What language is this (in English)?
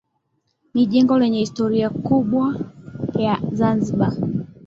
Swahili